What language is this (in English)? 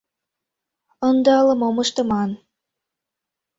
Mari